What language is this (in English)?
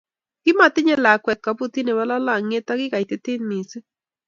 Kalenjin